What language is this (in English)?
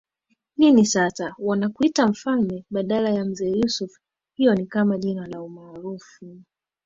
Swahili